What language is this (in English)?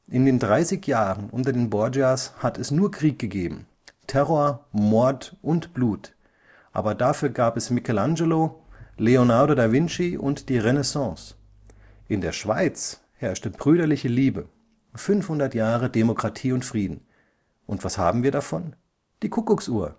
German